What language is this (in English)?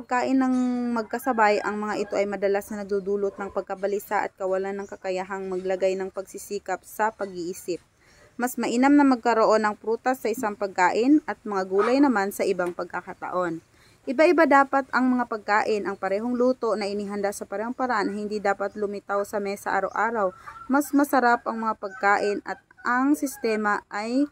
Filipino